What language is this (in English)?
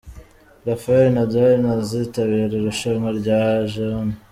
Kinyarwanda